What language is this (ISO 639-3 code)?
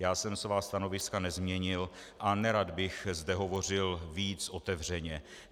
ces